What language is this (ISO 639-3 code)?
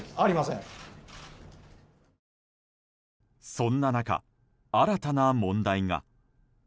jpn